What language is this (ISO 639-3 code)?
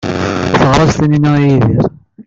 kab